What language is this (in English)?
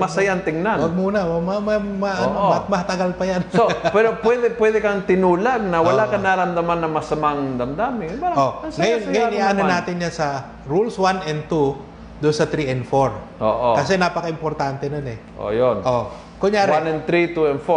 Filipino